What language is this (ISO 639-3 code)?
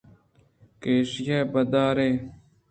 bgp